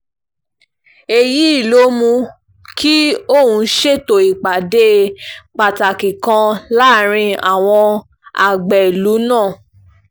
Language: Yoruba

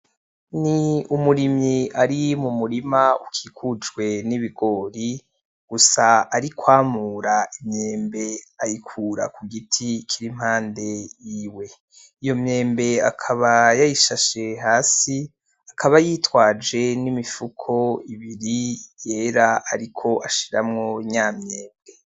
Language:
Rundi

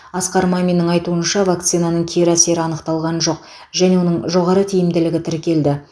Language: Kazakh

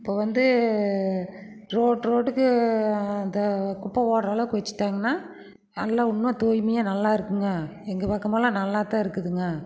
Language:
Tamil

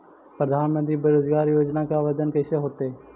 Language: Magahi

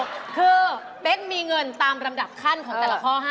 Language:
Thai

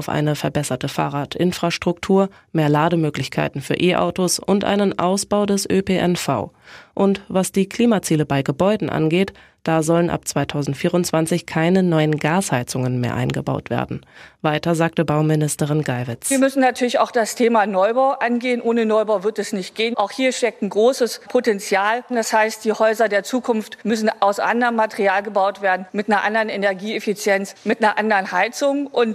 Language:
German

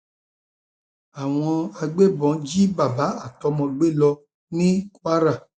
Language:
Yoruba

